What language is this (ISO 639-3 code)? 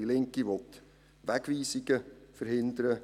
gsw